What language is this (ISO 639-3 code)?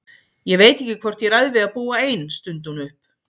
isl